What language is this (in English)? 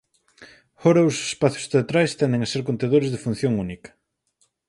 Galician